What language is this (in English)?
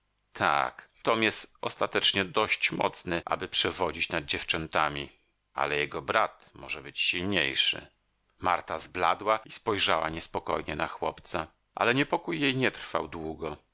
Polish